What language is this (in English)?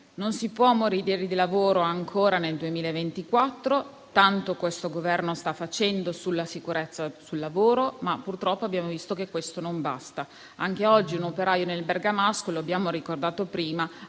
Italian